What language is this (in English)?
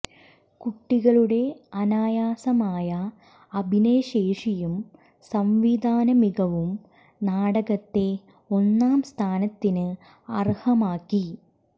Malayalam